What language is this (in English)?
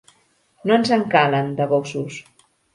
Catalan